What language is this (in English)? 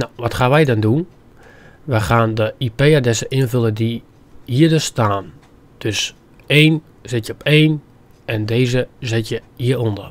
Dutch